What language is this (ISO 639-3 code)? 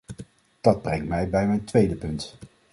nld